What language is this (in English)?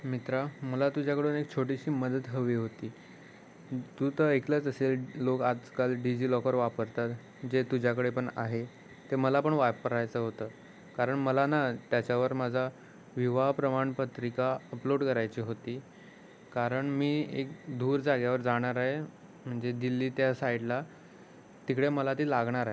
Marathi